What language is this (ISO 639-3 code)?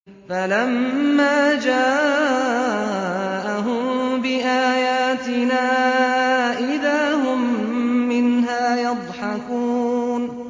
ara